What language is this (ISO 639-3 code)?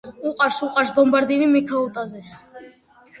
kat